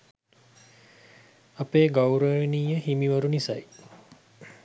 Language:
Sinhala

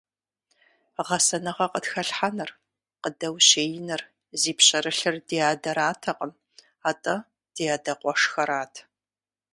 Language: Kabardian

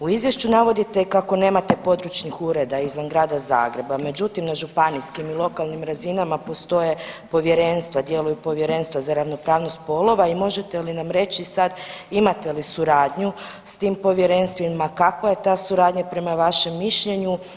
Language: Croatian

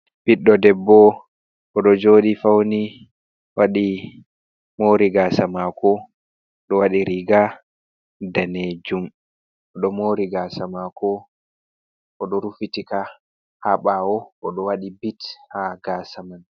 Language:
Fula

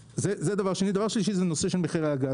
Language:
Hebrew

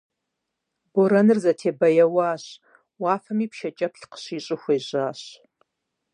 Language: Kabardian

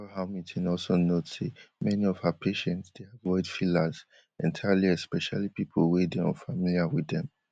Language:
Nigerian Pidgin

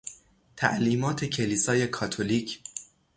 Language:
Persian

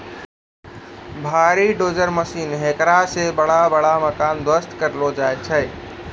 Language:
Maithili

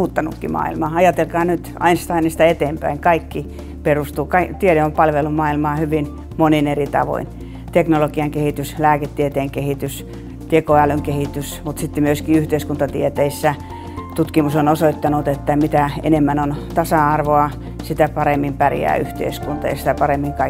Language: Finnish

